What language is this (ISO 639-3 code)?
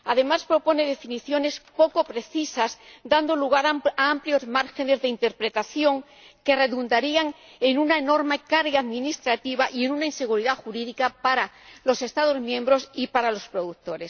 spa